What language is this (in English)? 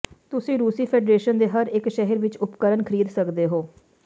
Punjabi